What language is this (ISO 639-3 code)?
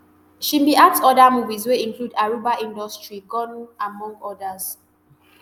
pcm